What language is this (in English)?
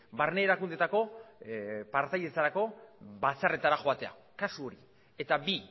Basque